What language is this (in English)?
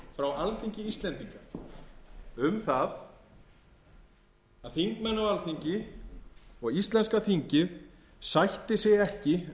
Icelandic